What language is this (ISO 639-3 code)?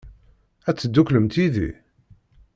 kab